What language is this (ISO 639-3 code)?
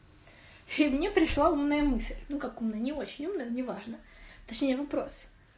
rus